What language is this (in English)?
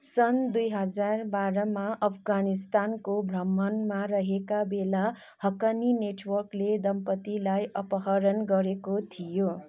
Nepali